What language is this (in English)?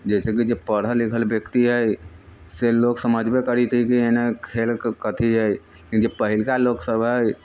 Maithili